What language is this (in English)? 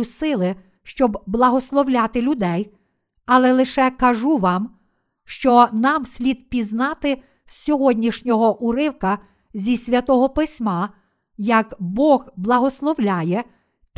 Ukrainian